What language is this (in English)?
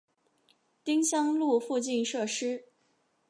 Chinese